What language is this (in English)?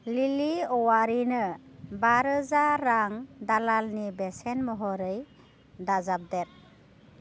Bodo